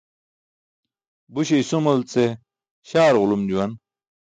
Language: Burushaski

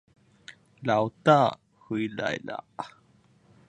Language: Chinese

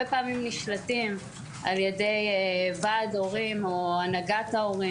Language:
Hebrew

